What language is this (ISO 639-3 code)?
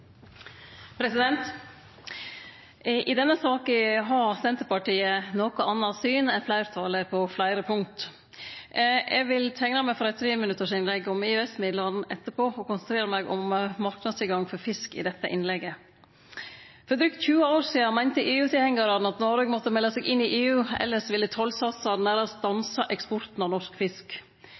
nor